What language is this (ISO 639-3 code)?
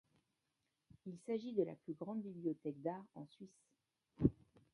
fra